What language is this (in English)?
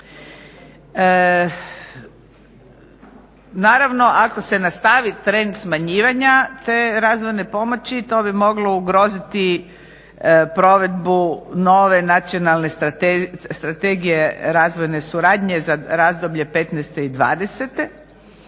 Croatian